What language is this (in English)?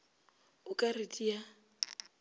Northern Sotho